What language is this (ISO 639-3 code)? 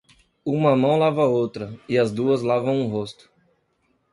por